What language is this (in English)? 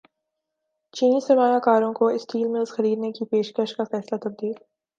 Urdu